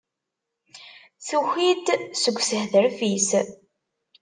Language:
Kabyle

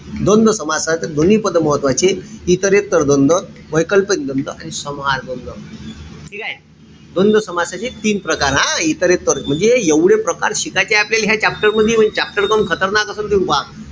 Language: Marathi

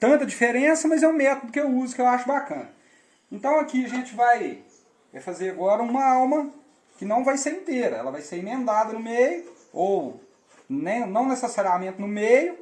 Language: Portuguese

